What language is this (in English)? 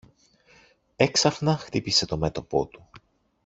Greek